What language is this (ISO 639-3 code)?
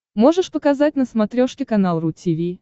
rus